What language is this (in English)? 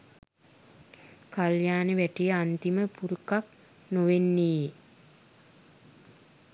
Sinhala